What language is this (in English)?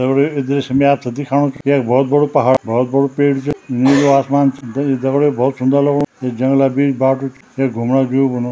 Garhwali